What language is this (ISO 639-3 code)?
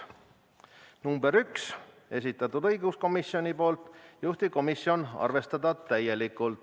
est